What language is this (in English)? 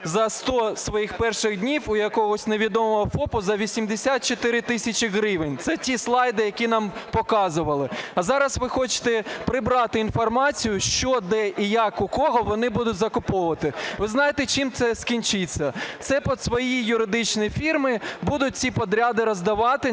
Ukrainian